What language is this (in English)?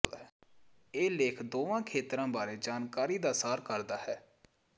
Punjabi